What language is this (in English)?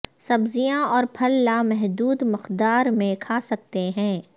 Urdu